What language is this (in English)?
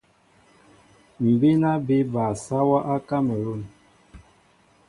Mbo (Cameroon)